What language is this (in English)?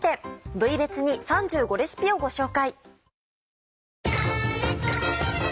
Japanese